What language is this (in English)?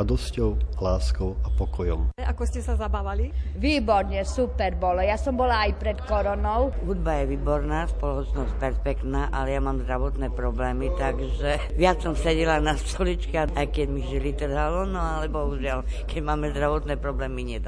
Slovak